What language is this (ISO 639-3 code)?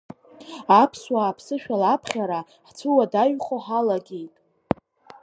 abk